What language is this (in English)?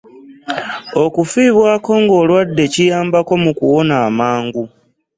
Ganda